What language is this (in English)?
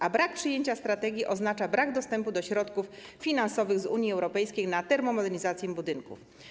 Polish